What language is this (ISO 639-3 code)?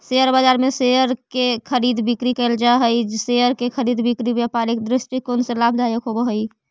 mag